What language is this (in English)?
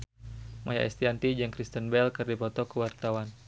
Sundanese